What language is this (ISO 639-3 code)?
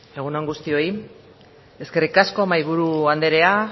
eus